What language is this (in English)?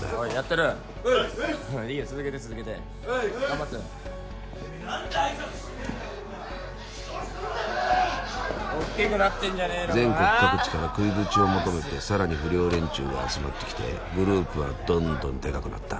Japanese